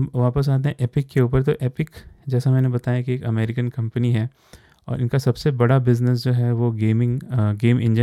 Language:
Hindi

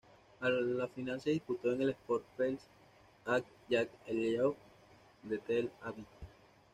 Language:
Spanish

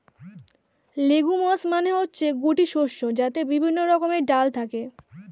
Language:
Bangla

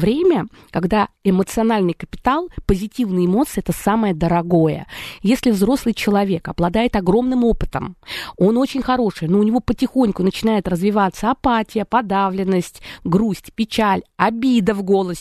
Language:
Russian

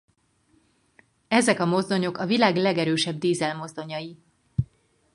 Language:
Hungarian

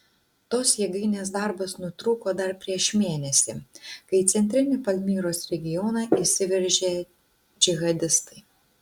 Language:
Lithuanian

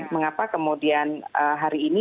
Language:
Indonesian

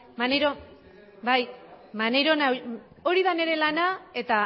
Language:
Basque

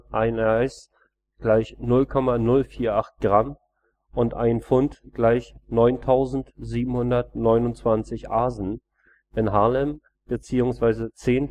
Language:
German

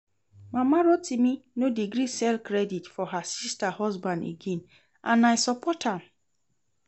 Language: Nigerian Pidgin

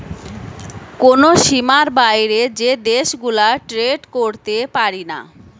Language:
Bangla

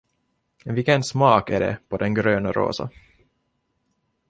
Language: Swedish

